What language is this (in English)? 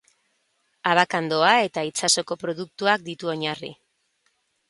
Basque